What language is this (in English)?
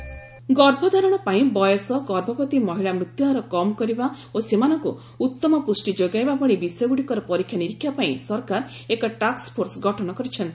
Odia